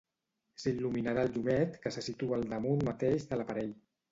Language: Catalan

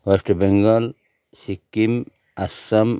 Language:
Nepali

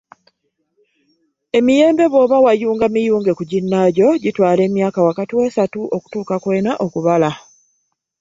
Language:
Ganda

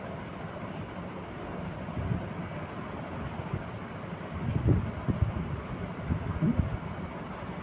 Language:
Maithili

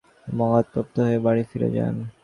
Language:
Bangla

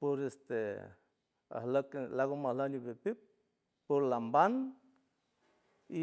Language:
San Francisco Del Mar Huave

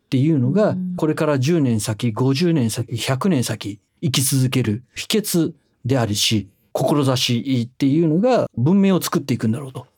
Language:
Japanese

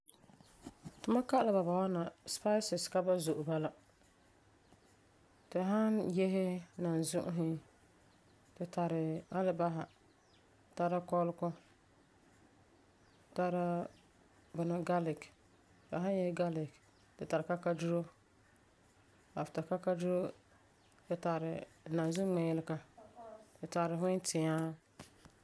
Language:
Frafra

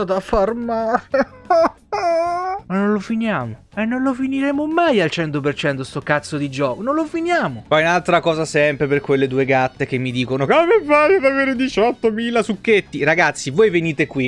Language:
Italian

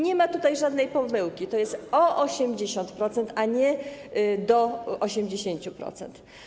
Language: Polish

